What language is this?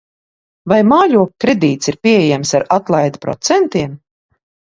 Latvian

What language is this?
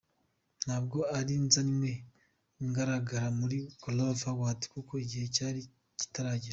Kinyarwanda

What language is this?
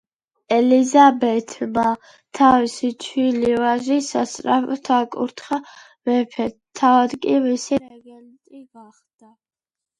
Georgian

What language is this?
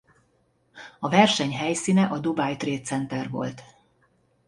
Hungarian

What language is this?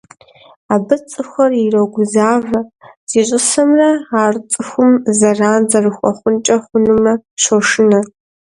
Kabardian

